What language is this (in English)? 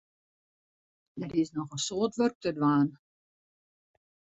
Western Frisian